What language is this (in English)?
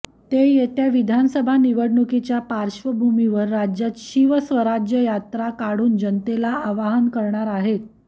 Marathi